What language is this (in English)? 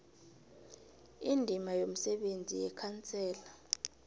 South Ndebele